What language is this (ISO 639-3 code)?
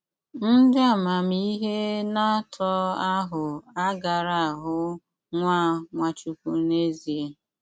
ibo